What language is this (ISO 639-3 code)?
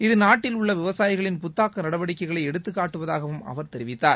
tam